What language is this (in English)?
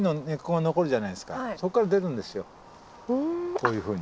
Japanese